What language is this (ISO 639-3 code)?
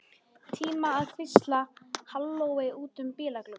isl